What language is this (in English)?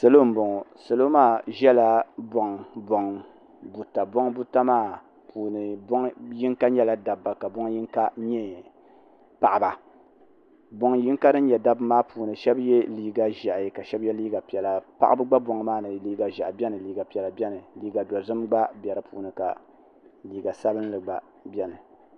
Dagbani